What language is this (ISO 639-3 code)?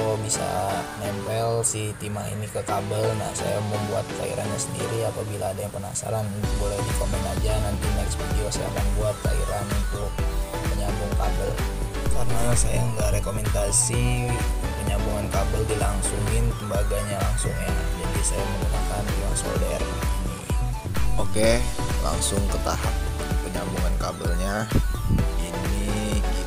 ind